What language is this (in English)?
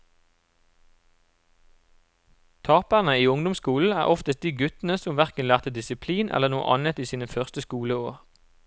Norwegian